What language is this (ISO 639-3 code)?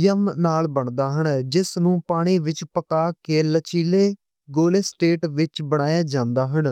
lah